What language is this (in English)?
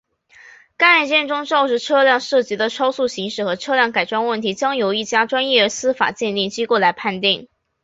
Chinese